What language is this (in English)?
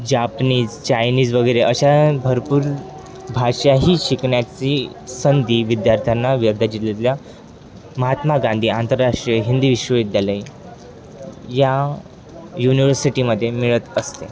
Marathi